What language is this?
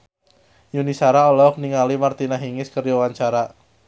Sundanese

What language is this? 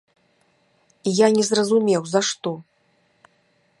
Belarusian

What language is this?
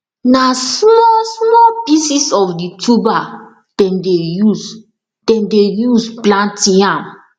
Nigerian Pidgin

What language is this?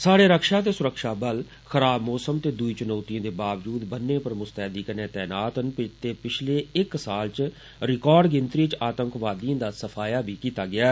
Dogri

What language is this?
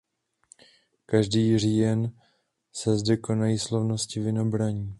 Czech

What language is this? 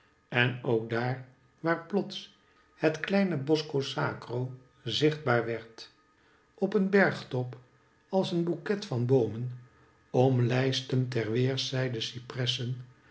Dutch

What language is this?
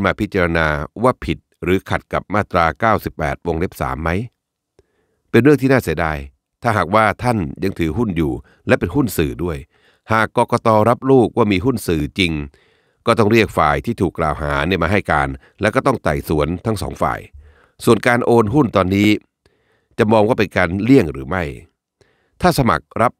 Thai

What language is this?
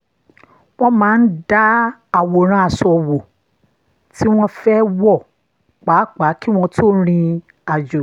Yoruba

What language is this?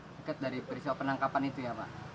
Indonesian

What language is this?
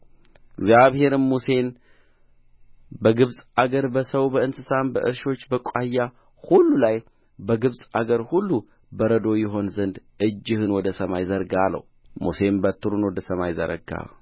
Amharic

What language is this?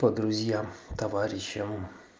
Russian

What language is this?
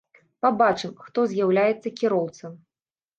Belarusian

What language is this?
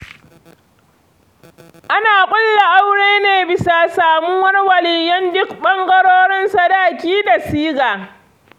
Hausa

